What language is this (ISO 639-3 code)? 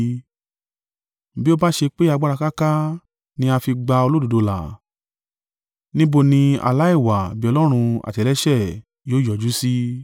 yor